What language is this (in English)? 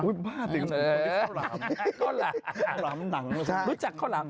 Thai